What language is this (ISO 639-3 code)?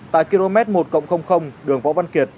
vie